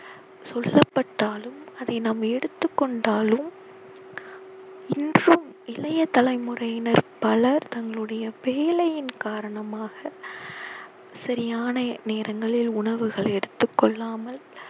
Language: Tamil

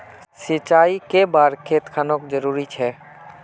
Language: Magahi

